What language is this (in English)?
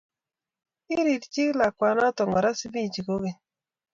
Kalenjin